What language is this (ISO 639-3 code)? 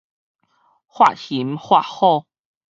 nan